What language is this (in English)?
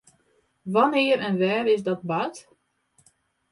Western Frisian